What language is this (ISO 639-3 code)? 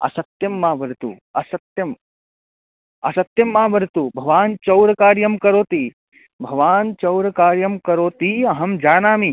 san